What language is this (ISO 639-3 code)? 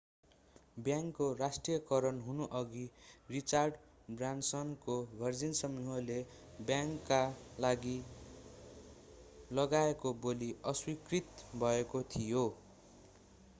nep